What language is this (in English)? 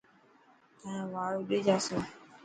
Dhatki